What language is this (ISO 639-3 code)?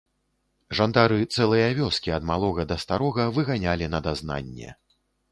bel